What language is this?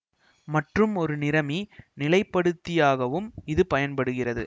Tamil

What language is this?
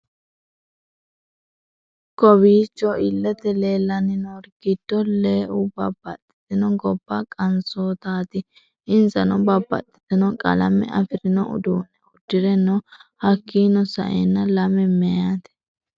Sidamo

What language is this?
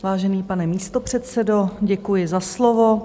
Czech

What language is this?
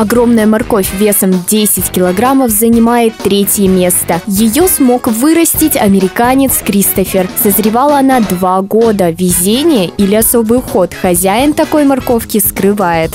Russian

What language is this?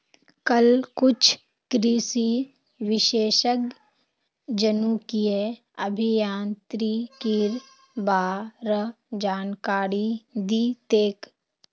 Magahi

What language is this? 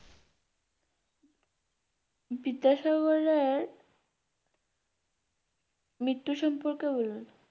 Bangla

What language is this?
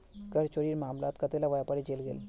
Magahi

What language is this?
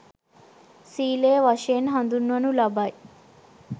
Sinhala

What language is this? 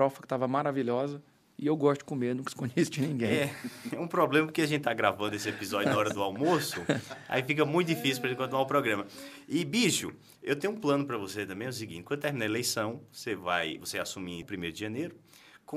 Portuguese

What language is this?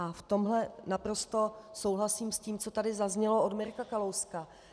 Czech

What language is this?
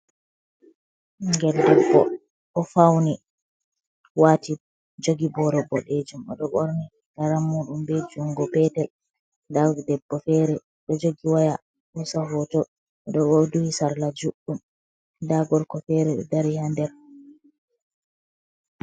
Fula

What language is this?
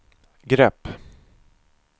Swedish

